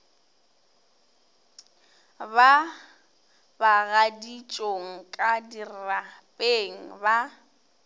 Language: Northern Sotho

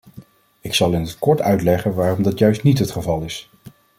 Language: Dutch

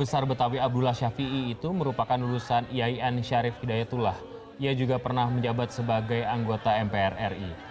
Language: Indonesian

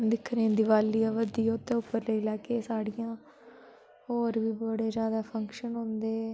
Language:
Dogri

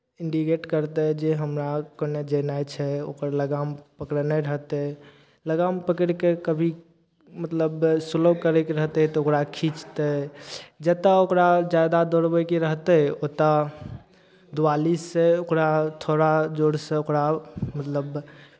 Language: Maithili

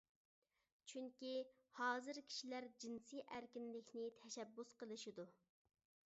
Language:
Uyghur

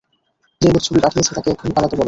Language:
Bangla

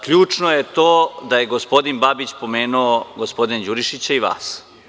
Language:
Serbian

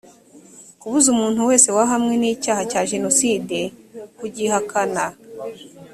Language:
Kinyarwanda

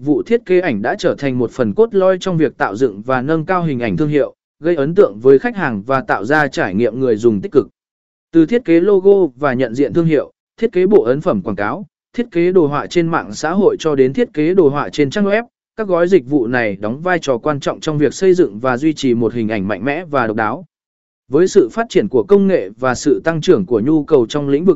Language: Vietnamese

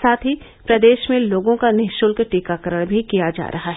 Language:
Hindi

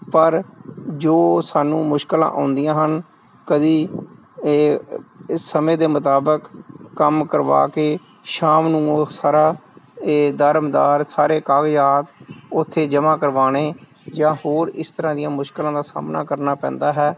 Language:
Punjabi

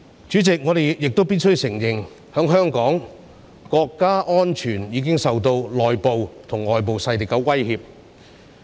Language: Cantonese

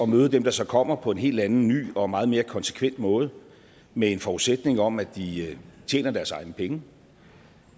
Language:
Danish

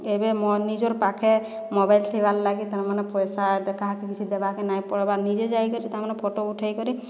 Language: Odia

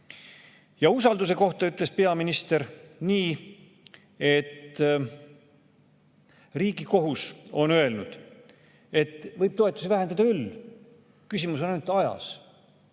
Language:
Estonian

